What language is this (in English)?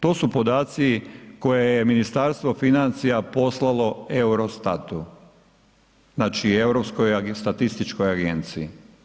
Croatian